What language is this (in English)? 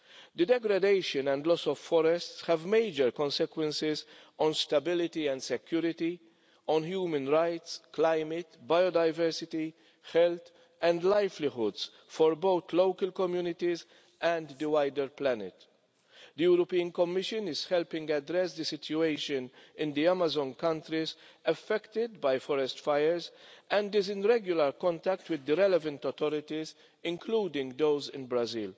English